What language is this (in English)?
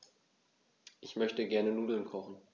German